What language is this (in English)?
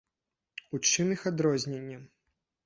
Belarusian